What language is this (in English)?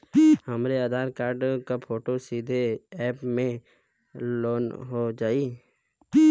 Bhojpuri